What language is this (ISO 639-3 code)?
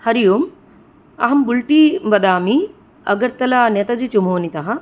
san